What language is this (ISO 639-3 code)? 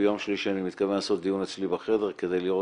heb